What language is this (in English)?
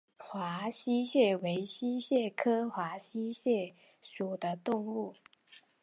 Chinese